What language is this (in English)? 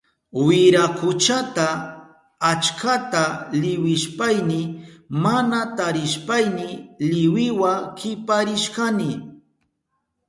Southern Pastaza Quechua